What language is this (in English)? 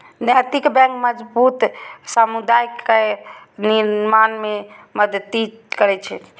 Maithili